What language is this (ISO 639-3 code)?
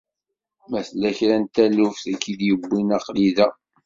kab